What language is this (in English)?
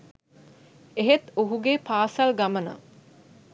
Sinhala